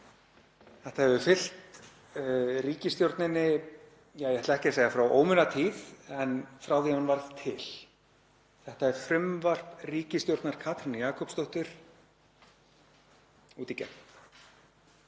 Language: Icelandic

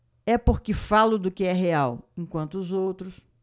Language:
Portuguese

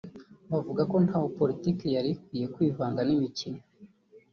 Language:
Kinyarwanda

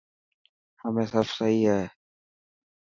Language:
Dhatki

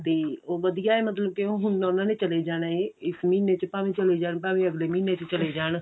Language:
Punjabi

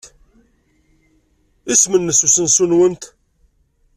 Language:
Kabyle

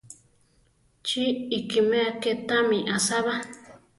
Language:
Central Tarahumara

